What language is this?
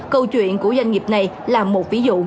Vietnamese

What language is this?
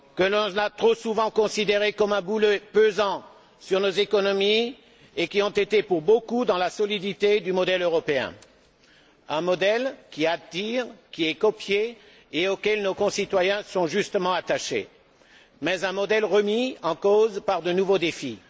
French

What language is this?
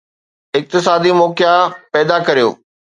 Sindhi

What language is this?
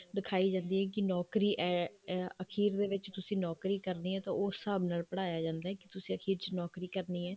Punjabi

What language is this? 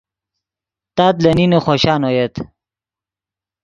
Yidgha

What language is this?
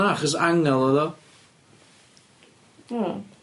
Welsh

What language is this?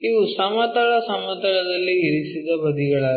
Kannada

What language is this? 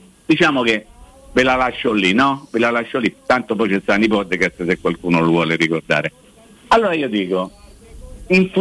Italian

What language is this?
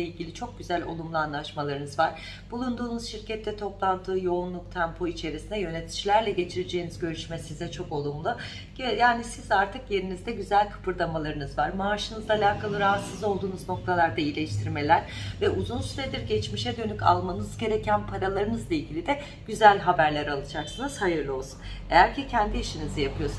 Turkish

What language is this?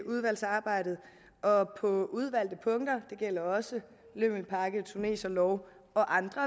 Danish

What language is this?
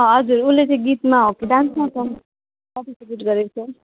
Nepali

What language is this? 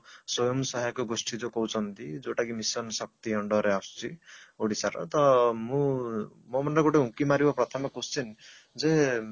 Odia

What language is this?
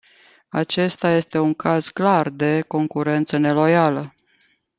Romanian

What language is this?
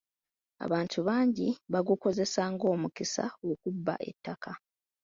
Ganda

